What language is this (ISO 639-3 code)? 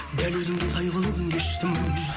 kaz